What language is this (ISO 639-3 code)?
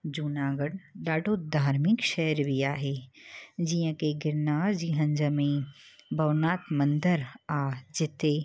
snd